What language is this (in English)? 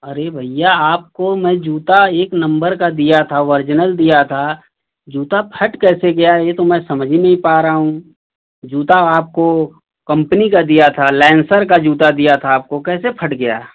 Hindi